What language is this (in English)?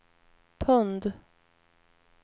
Swedish